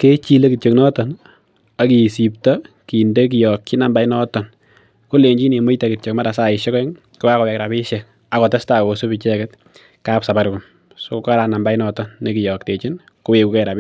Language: Kalenjin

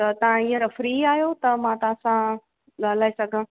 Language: Sindhi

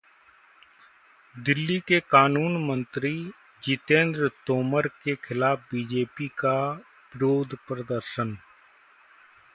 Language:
Hindi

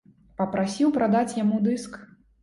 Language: Belarusian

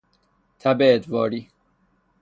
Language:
Persian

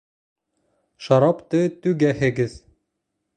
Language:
Bashkir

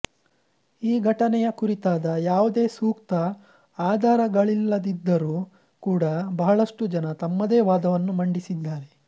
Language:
Kannada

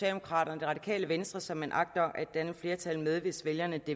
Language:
Danish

